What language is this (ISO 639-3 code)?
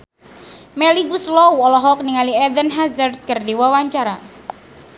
sun